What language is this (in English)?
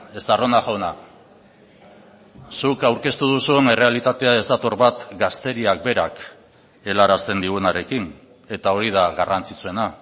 Basque